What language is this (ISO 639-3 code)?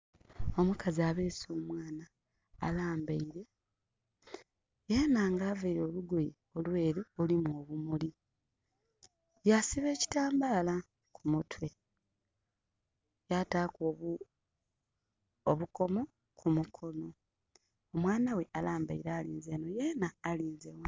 xog